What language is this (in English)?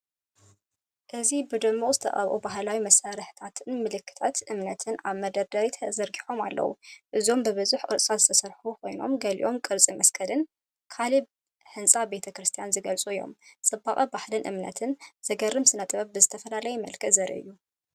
Tigrinya